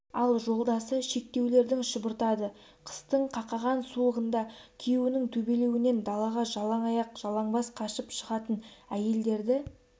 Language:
Kazakh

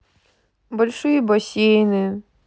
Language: Russian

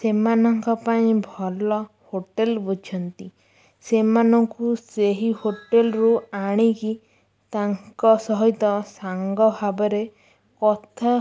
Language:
Odia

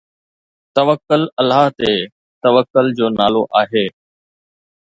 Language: Sindhi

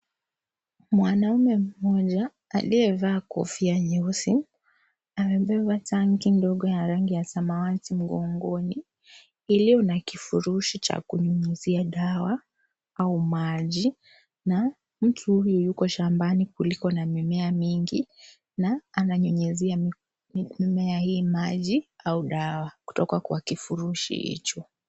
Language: Swahili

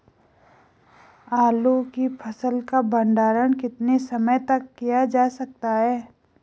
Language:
Hindi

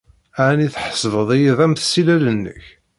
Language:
Kabyle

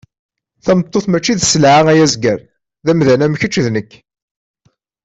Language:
Kabyle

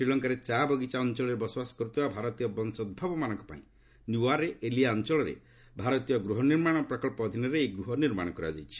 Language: Odia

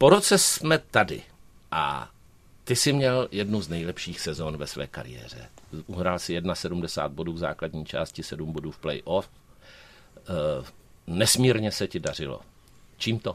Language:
Czech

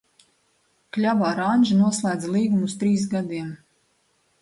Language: Latvian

